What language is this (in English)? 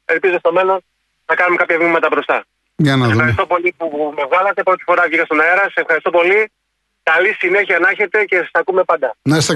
Greek